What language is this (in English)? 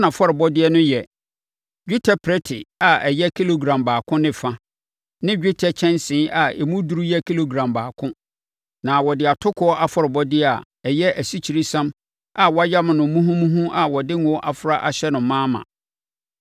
Akan